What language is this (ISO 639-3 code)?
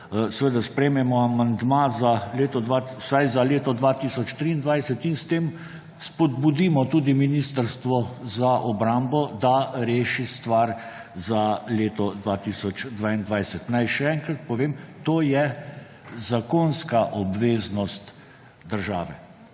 slv